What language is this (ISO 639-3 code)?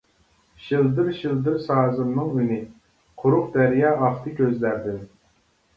uig